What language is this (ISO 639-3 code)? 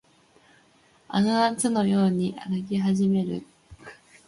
jpn